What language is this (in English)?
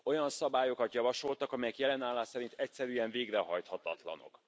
Hungarian